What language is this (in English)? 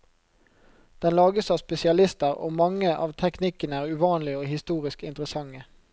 Norwegian